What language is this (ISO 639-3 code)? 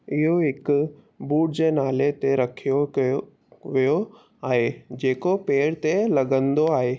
snd